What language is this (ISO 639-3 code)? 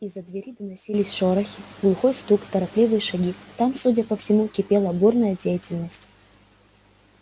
rus